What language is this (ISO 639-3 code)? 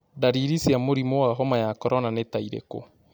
kik